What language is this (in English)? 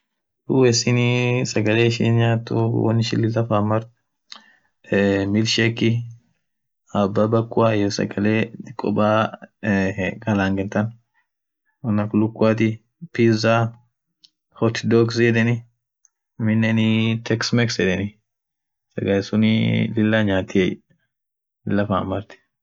Orma